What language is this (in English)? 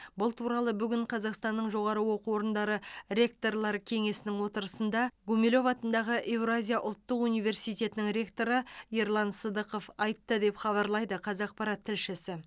Kazakh